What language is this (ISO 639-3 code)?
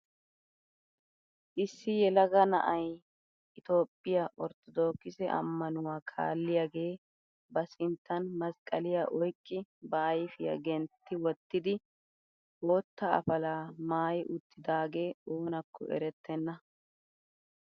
wal